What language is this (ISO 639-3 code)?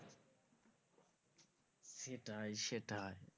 ben